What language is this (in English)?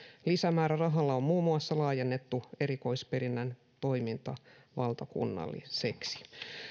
Finnish